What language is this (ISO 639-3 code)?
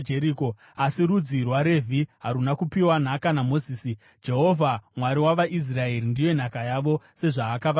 sna